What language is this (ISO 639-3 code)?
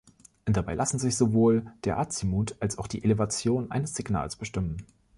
deu